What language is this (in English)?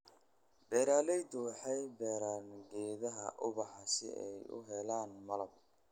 Somali